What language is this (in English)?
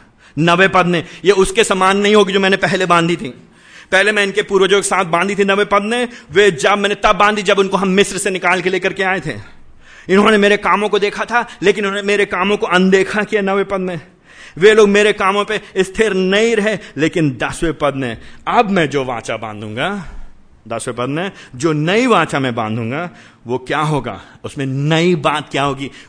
Hindi